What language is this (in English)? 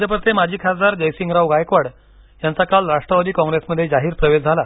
Marathi